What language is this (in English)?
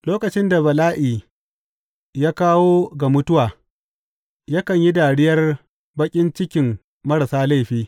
Hausa